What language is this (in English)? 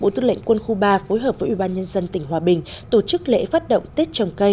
Vietnamese